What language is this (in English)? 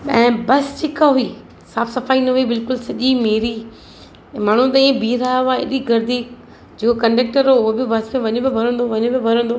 Sindhi